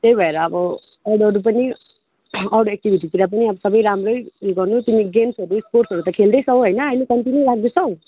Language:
Nepali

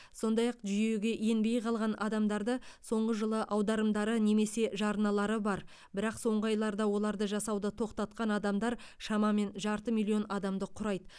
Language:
Kazakh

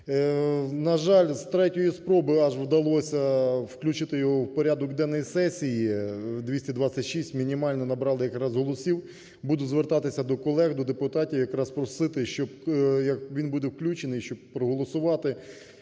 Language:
Ukrainian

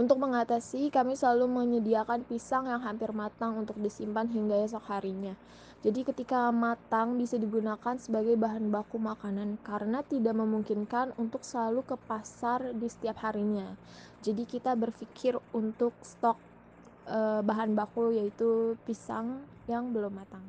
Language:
Indonesian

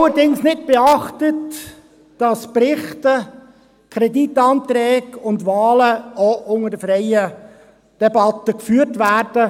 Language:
Swiss German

